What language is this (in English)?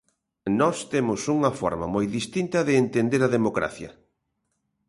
Galician